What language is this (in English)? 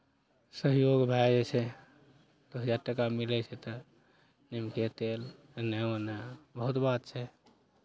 Maithili